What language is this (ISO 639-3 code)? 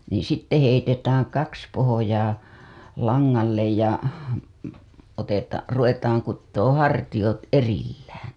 fin